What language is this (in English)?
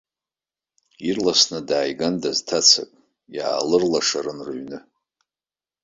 Abkhazian